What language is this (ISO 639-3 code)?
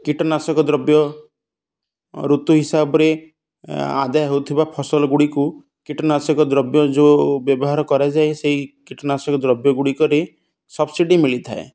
ori